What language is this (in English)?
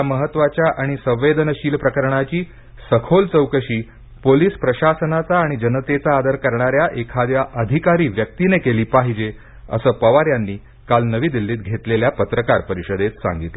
Marathi